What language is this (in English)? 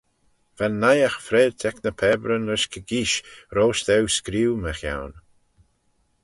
Manx